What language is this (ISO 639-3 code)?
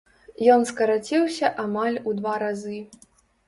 bel